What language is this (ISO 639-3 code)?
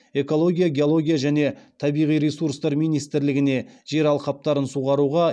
kaz